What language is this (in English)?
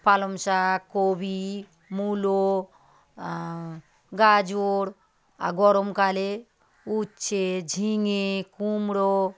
Bangla